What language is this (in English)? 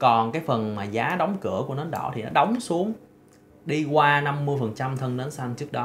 Vietnamese